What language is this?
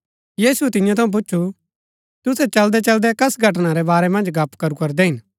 Gaddi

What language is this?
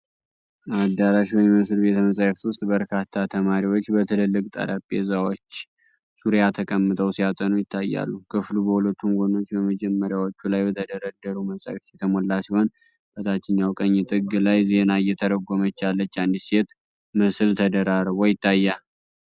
Amharic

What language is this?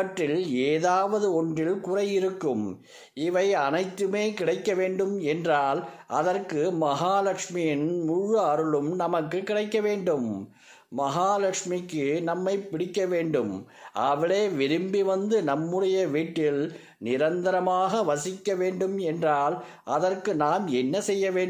Tamil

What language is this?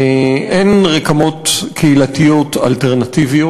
Hebrew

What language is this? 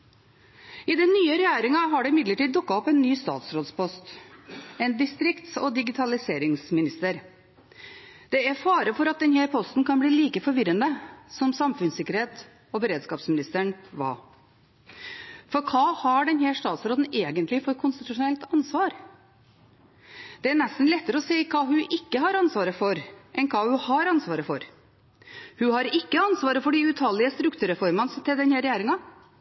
Norwegian Bokmål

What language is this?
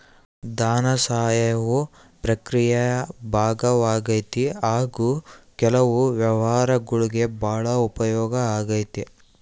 Kannada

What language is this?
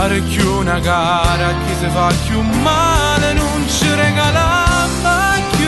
Romanian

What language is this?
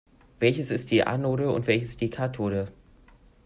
German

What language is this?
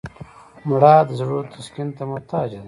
Pashto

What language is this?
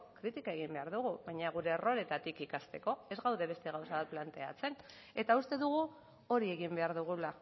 Basque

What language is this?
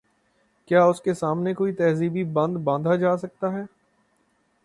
Urdu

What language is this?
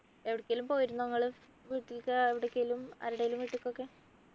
Malayalam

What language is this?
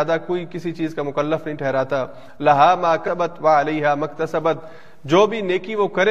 Urdu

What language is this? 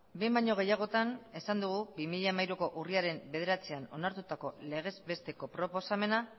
Basque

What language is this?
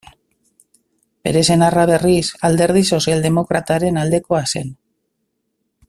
Basque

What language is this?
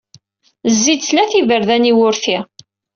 Kabyle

